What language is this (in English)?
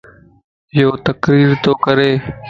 Lasi